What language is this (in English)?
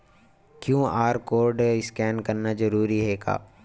Chhattisgarhi